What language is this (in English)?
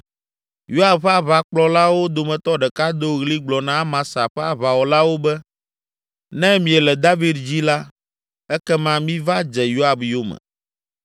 Ewe